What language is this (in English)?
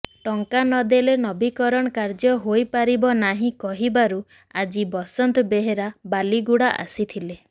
Odia